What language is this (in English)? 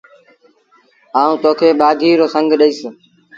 Sindhi Bhil